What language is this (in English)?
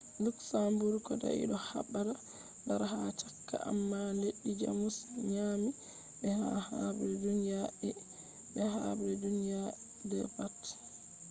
Fula